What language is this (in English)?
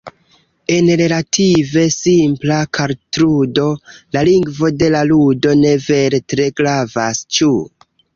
Esperanto